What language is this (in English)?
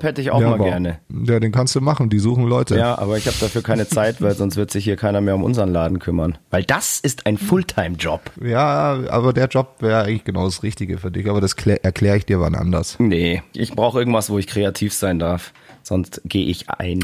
German